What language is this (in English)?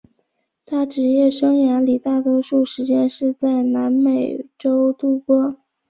Chinese